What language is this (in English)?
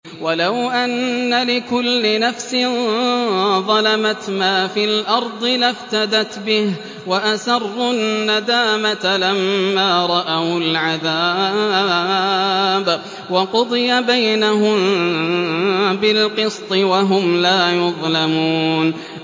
Arabic